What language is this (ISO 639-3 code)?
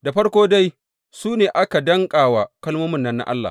hau